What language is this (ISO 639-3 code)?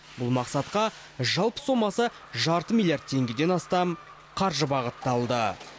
kaz